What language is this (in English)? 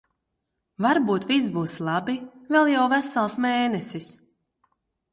Latvian